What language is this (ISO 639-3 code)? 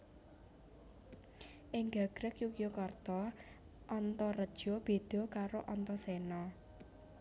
jav